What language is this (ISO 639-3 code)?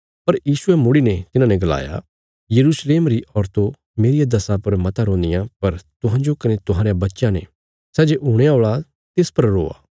kfs